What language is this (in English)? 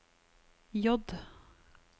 Norwegian